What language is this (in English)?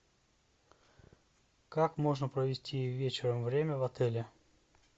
Russian